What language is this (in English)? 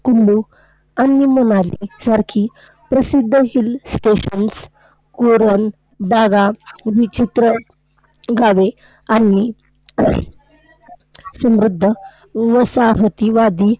Marathi